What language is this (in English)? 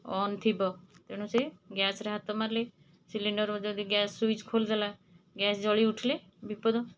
Odia